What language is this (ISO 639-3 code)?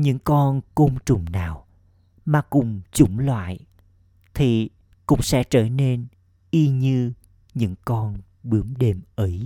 vie